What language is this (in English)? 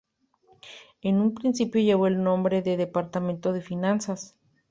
Spanish